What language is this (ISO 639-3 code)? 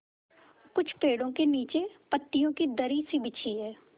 hin